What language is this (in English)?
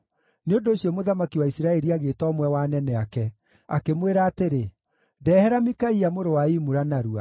Kikuyu